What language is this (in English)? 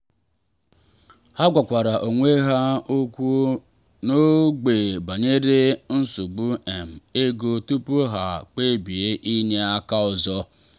Igbo